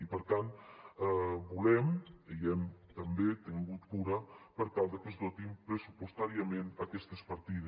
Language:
Catalan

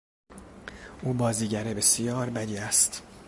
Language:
Persian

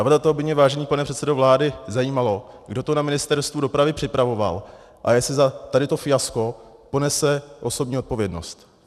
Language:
Czech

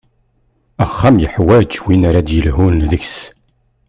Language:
Kabyle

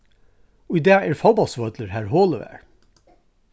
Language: Faroese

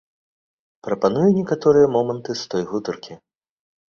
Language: Belarusian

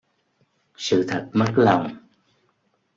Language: Vietnamese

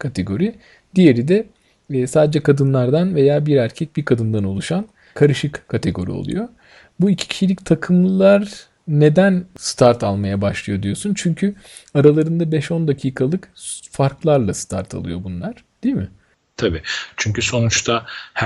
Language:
Turkish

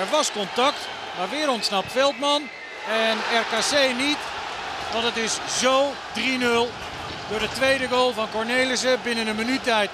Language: Dutch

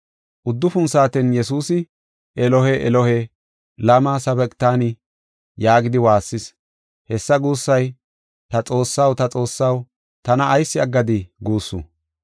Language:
Gofa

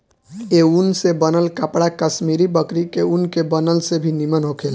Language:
Bhojpuri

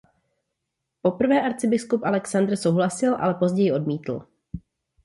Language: Czech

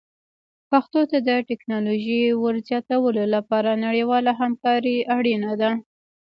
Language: Pashto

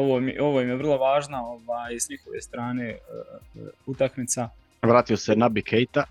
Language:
Croatian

